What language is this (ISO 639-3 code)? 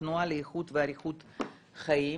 heb